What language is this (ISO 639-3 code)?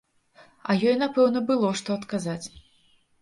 bel